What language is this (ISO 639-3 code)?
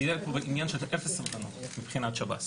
heb